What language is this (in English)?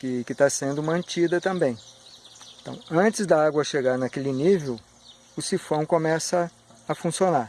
Portuguese